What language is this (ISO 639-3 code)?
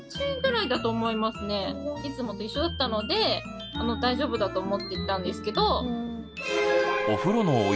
jpn